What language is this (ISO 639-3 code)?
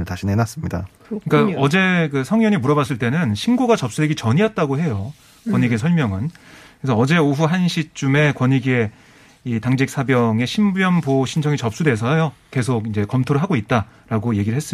kor